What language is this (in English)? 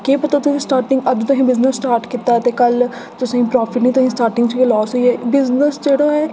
Dogri